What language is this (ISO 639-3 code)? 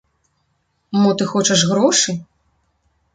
bel